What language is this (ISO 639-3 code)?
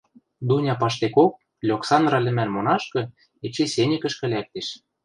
mrj